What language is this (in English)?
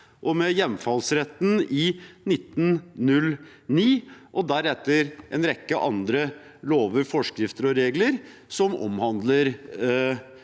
Norwegian